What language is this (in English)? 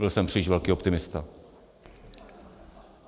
Czech